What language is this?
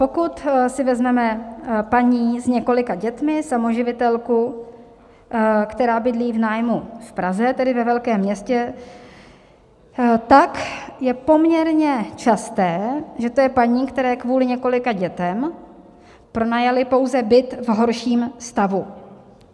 Czech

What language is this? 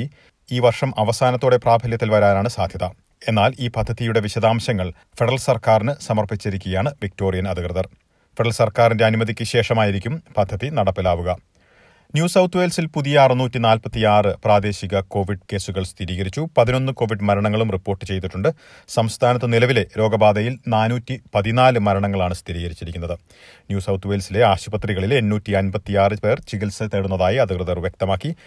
Malayalam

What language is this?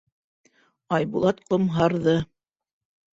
Bashkir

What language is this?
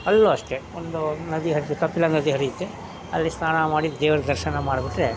Kannada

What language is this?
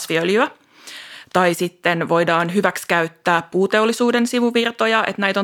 Finnish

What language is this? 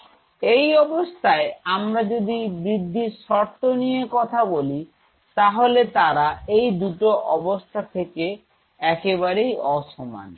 Bangla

